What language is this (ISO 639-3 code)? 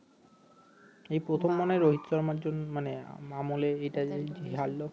ben